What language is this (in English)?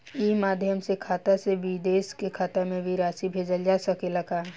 Bhojpuri